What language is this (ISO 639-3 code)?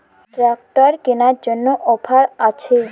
ben